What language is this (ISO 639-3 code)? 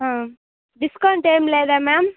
tel